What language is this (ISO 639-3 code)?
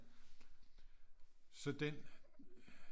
dan